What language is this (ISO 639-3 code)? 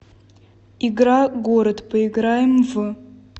rus